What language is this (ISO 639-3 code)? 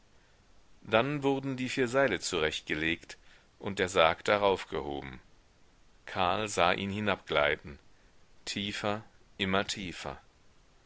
deu